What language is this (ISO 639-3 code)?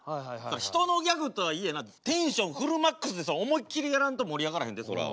jpn